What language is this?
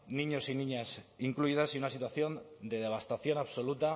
Spanish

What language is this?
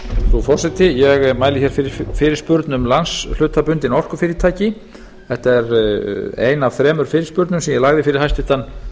Icelandic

